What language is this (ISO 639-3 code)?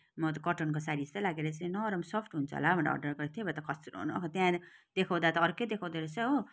nep